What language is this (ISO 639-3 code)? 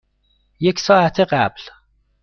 fas